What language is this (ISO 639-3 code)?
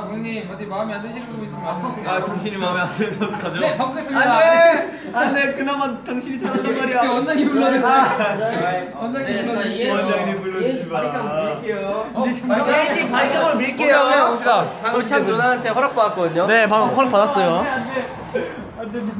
kor